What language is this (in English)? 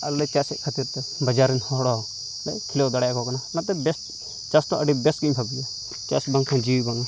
Santali